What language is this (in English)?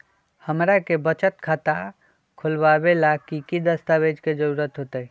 Magahi